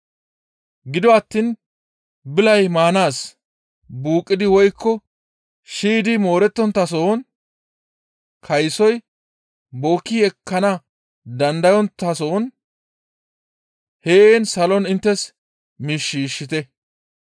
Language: Gamo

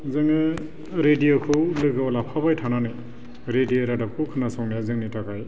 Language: Bodo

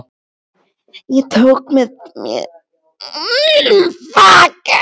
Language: Icelandic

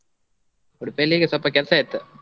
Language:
Kannada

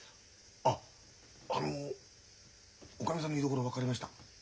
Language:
Japanese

